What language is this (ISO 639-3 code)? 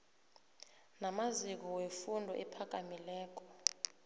nbl